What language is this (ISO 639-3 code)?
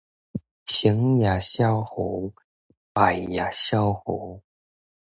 nan